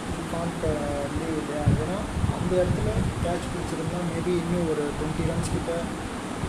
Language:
Tamil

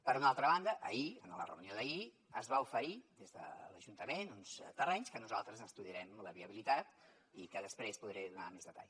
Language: Catalan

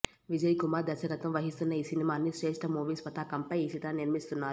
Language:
Telugu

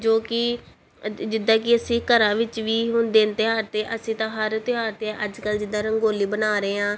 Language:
Punjabi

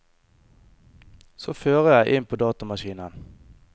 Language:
Norwegian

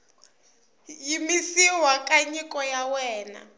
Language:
Tsonga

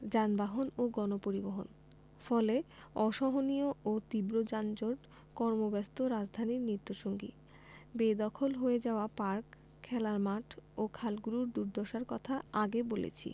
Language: Bangla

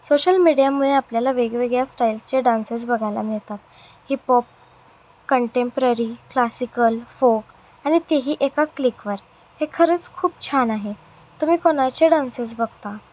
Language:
Marathi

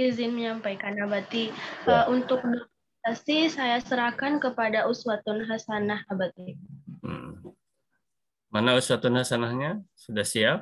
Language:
Indonesian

